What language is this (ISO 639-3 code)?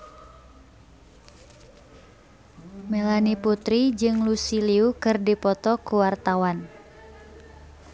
sun